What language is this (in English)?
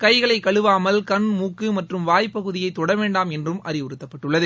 Tamil